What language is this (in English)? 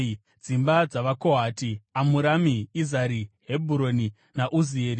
Shona